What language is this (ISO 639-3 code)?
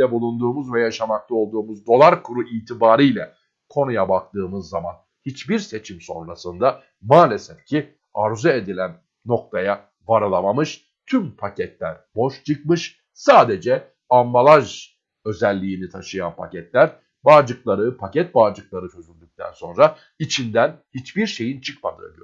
tur